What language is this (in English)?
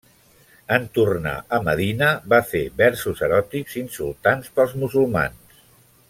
Catalan